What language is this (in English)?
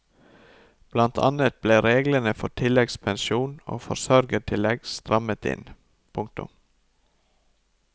Norwegian